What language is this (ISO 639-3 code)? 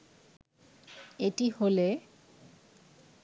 ben